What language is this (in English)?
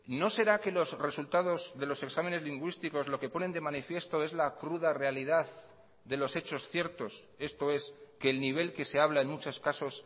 Spanish